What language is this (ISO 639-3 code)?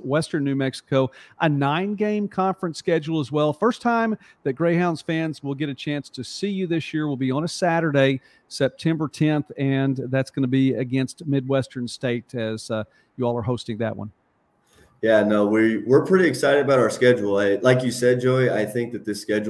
eng